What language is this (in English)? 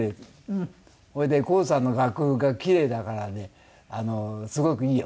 Japanese